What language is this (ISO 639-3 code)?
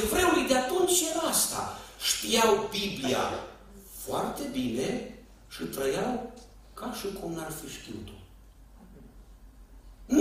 ron